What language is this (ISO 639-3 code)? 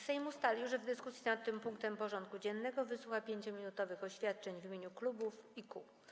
pol